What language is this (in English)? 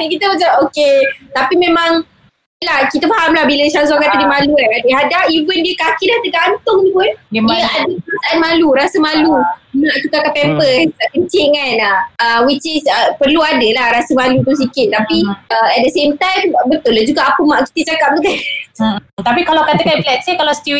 Malay